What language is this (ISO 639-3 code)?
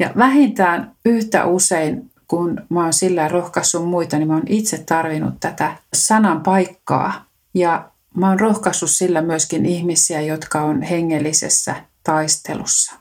fin